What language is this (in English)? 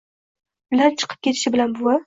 Uzbek